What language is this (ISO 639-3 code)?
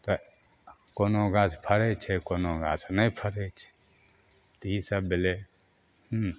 mai